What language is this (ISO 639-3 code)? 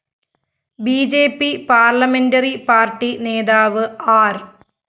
mal